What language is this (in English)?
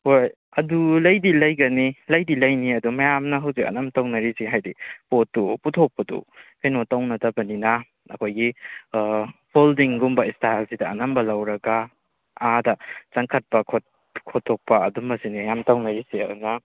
Manipuri